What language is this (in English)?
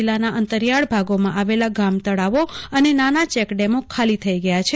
Gujarati